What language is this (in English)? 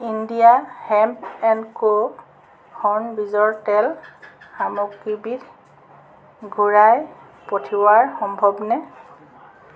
Assamese